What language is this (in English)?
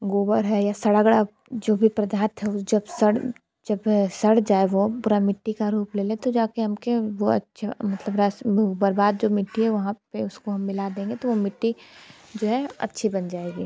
Hindi